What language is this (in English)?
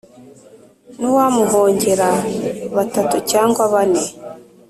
Kinyarwanda